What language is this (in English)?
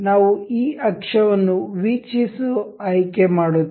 Kannada